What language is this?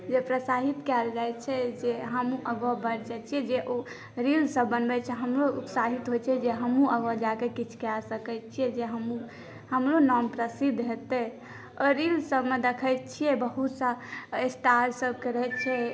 Maithili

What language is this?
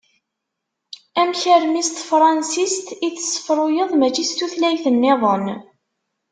Kabyle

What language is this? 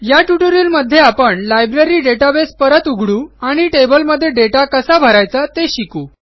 Marathi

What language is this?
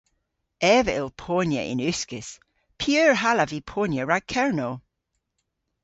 Cornish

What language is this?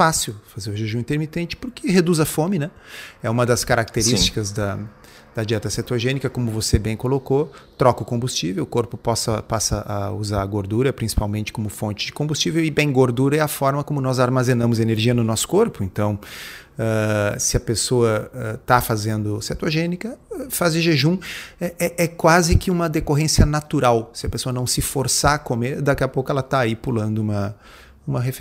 Portuguese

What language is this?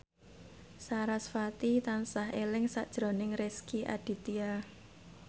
Javanese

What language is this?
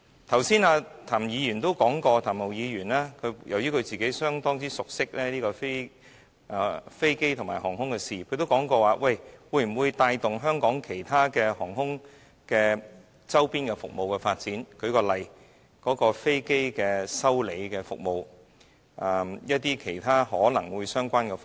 Cantonese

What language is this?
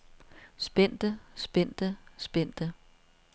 Danish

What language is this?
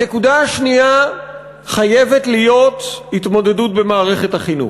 Hebrew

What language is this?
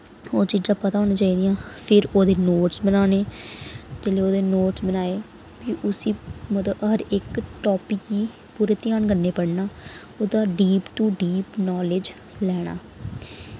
Dogri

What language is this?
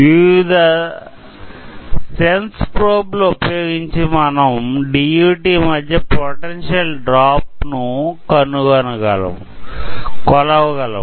Telugu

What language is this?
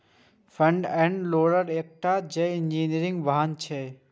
Maithili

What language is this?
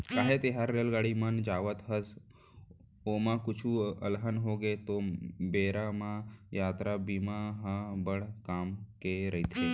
Chhattisgarhi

